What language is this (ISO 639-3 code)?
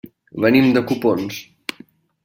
cat